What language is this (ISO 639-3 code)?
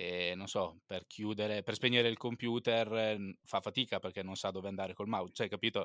ita